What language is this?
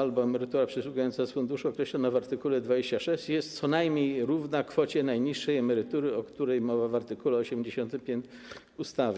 Polish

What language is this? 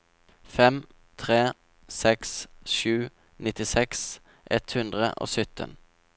Norwegian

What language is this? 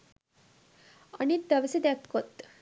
Sinhala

